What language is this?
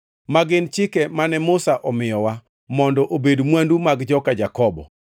Luo (Kenya and Tanzania)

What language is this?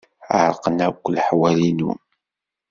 Kabyle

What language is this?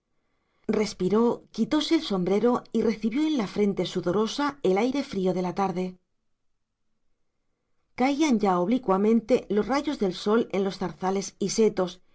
Spanish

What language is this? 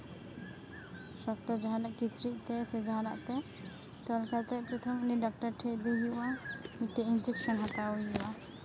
Santali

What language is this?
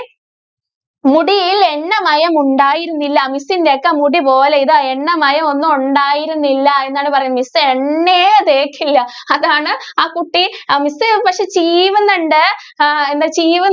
Malayalam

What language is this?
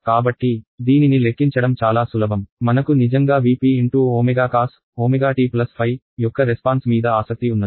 Telugu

